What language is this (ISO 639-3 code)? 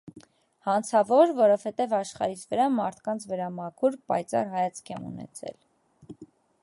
hye